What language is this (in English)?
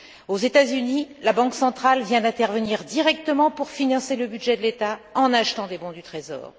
French